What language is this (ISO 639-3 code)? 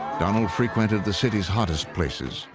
eng